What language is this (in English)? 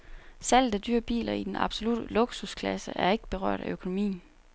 Danish